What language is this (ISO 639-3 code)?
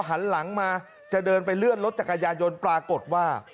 tha